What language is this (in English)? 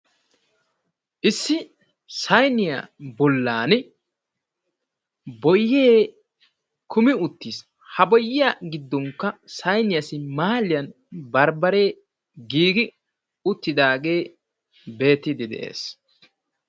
Wolaytta